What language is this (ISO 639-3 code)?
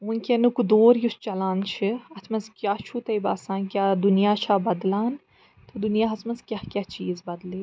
kas